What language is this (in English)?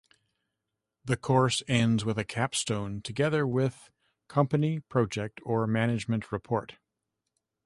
English